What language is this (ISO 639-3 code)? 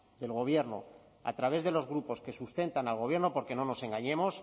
spa